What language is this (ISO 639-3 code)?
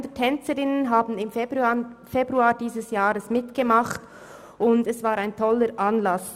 gsw